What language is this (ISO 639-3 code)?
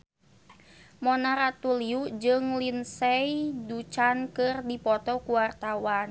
sun